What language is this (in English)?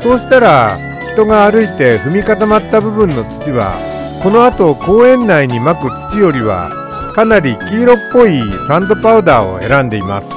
Japanese